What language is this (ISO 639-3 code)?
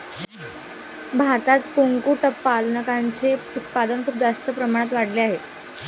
mar